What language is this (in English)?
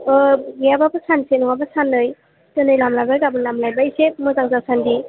Bodo